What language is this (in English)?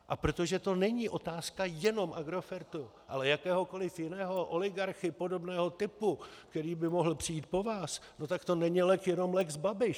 Czech